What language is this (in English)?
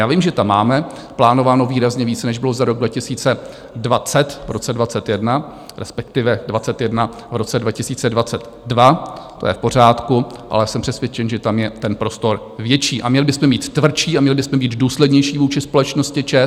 Czech